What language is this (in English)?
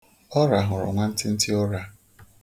Igbo